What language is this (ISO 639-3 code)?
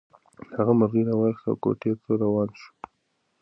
pus